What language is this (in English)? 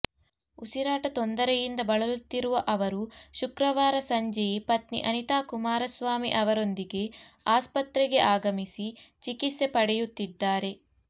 Kannada